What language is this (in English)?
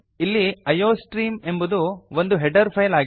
Kannada